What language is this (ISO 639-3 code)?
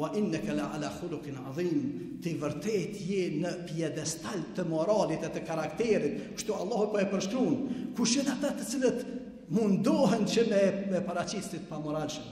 ara